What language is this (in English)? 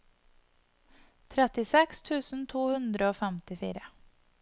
Norwegian